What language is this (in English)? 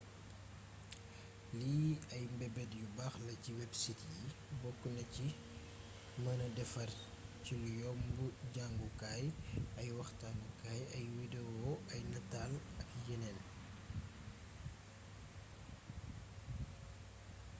Wolof